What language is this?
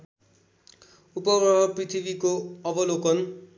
Nepali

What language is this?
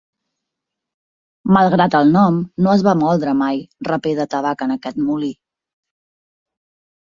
Catalan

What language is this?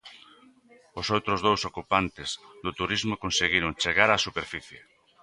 Galician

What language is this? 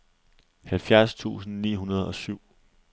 Danish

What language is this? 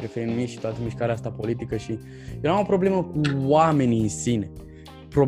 Romanian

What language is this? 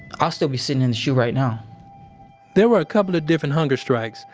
English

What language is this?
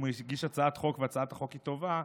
Hebrew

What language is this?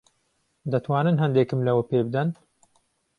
Central Kurdish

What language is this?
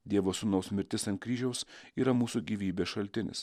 Lithuanian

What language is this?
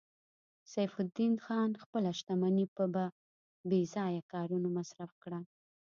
Pashto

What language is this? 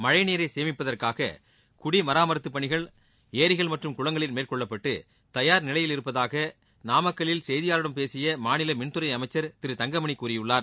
Tamil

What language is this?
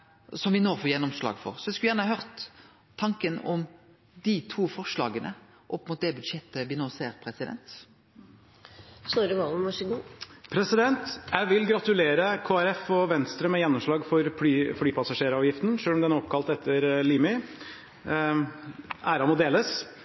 Norwegian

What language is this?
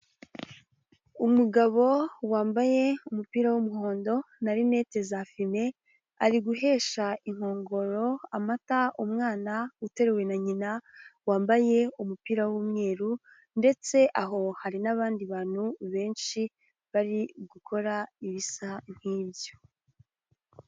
Kinyarwanda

